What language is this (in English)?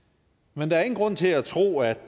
Danish